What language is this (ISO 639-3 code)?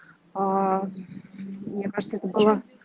rus